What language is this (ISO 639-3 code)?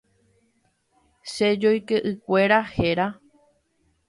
grn